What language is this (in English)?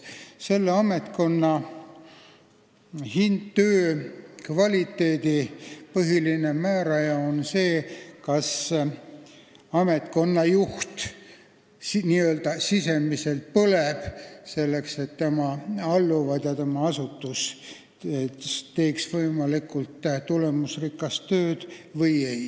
Estonian